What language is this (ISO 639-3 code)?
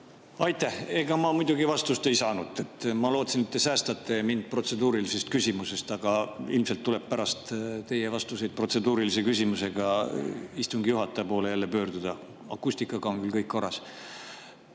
est